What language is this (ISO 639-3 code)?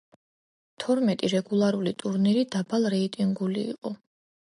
kat